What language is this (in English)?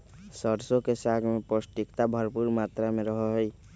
Magahi